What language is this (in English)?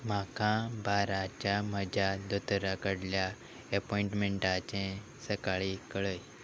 Konkani